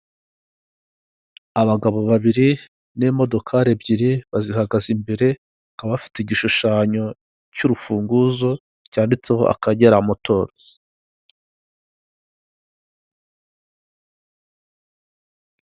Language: Kinyarwanda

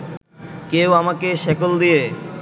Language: Bangla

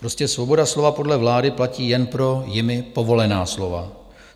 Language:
Czech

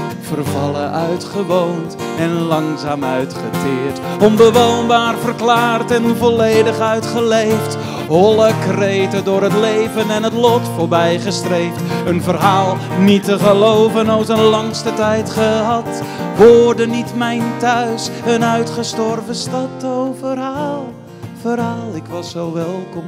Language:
Dutch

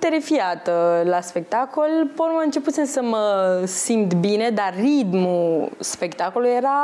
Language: Romanian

